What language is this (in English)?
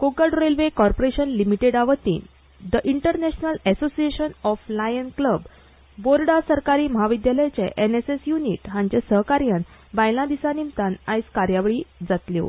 Konkani